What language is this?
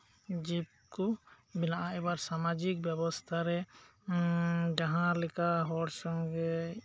Santali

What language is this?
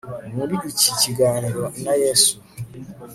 Kinyarwanda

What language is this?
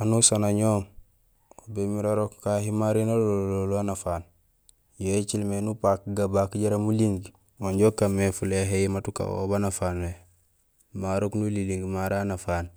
Gusilay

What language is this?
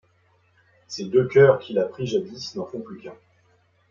French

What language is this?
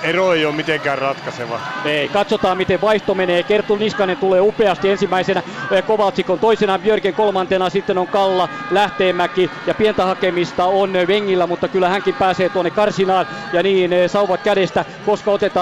Finnish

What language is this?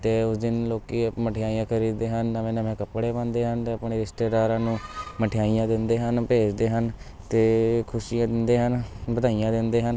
Punjabi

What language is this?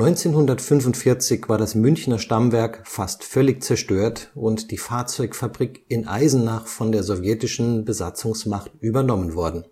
German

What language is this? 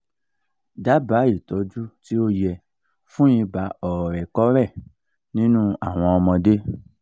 Yoruba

